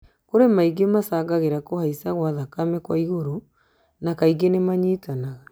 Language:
Kikuyu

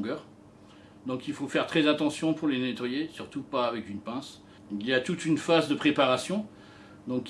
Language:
French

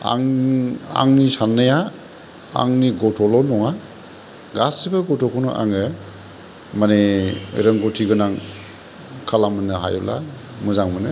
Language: Bodo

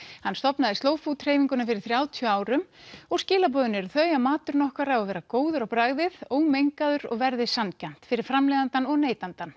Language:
Icelandic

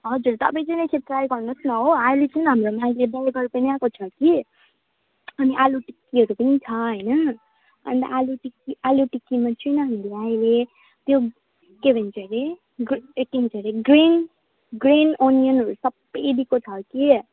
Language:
Nepali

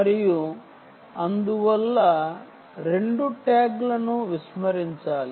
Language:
Telugu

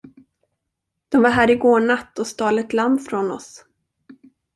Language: Swedish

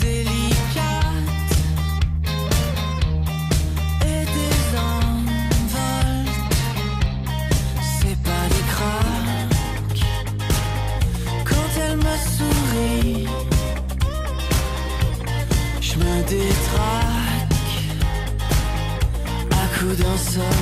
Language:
Bulgarian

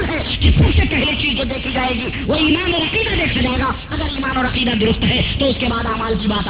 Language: Urdu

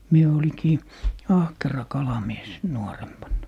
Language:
Finnish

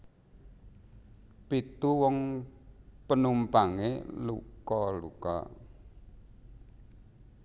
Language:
Javanese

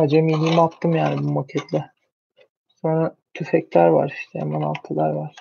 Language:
Turkish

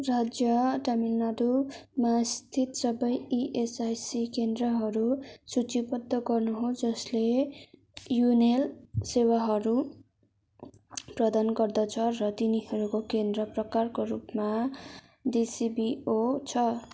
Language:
Nepali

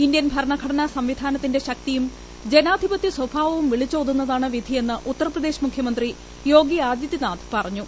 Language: Malayalam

